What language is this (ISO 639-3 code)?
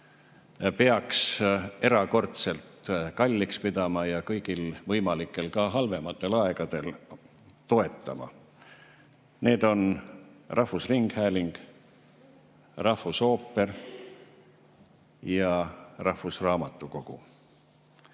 est